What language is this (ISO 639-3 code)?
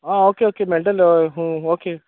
kok